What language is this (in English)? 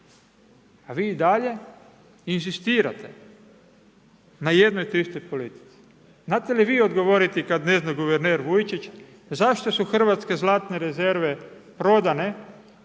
Croatian